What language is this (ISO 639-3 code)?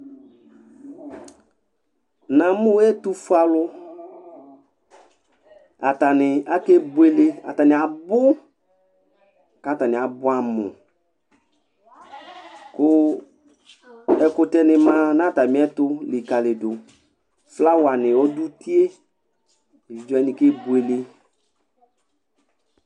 kpo